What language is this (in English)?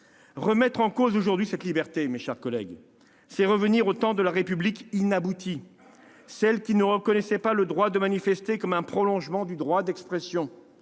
French